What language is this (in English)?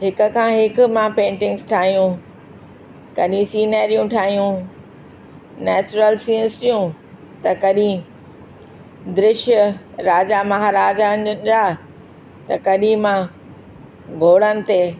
Sindhi